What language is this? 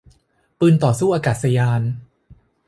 Thai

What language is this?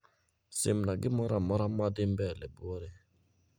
Luo (Kenya and Tanzania)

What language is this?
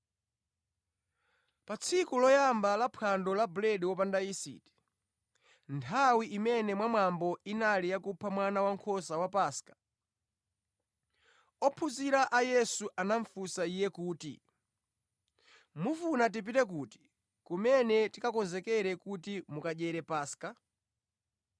Nyanja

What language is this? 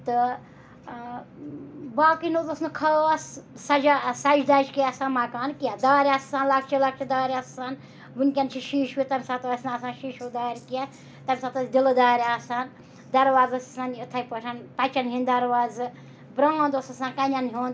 Kashmiri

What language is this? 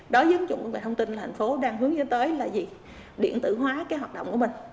Vietnamese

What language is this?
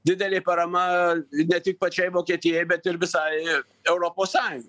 Lithuanian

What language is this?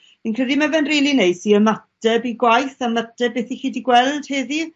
Welsh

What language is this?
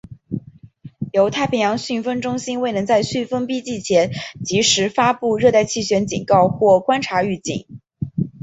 Chinese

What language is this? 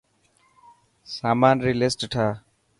Dhatki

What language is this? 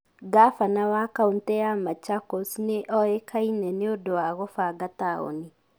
Kikuyu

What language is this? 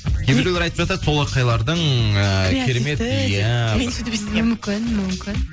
Kazakh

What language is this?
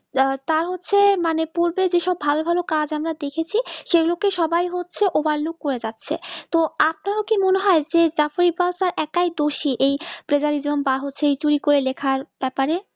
Bangla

